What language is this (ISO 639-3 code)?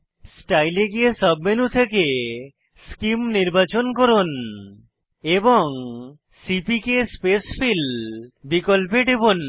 ben